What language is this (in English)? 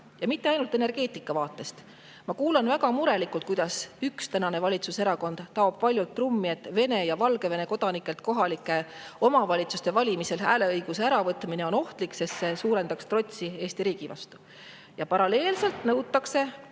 Estonian